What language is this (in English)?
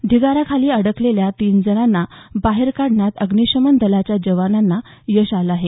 Marathi